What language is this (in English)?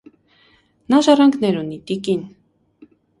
Armenian